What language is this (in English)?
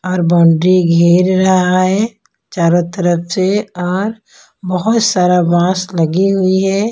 Hindi